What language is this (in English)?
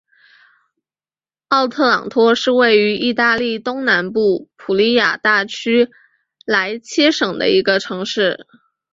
Chinese